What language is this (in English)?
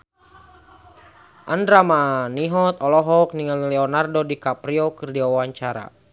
Sundanese